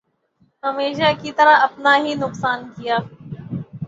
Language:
Urdu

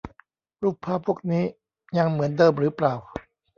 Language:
Thai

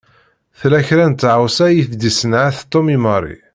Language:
Kabyle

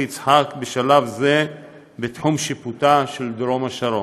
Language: Hebrew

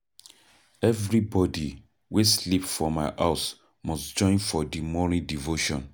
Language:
Nigerian Pidgin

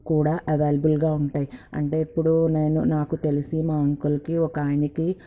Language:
Telugu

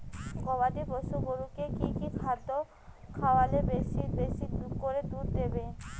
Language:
Bangla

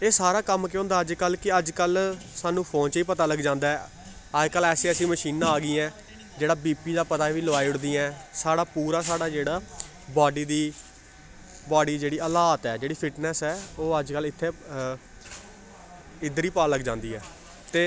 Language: Dogri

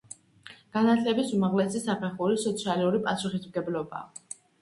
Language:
Georgian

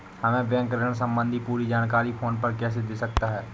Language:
Hindi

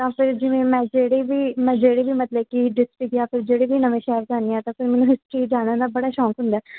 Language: Punjabi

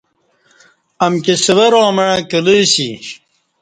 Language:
Kati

